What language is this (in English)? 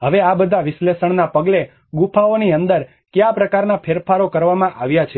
Gujarati